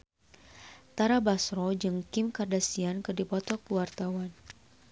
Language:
Sundanese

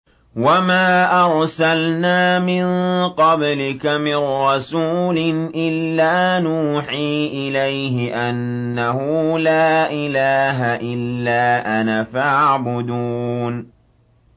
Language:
Arabic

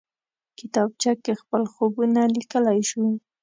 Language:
Pashto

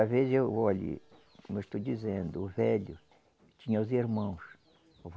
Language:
Portuguese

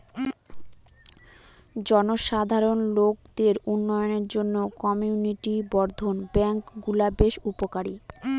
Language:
Bangla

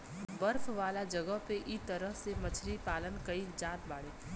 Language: Bhojpuri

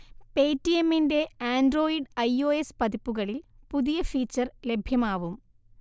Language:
Malayalam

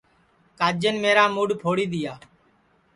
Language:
Sansi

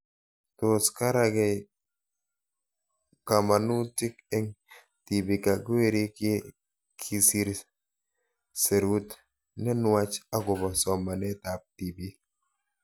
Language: Kalenjin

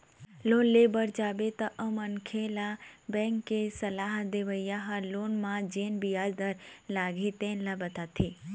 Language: Chhattisgarhi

